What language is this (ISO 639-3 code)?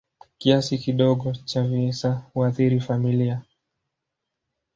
swa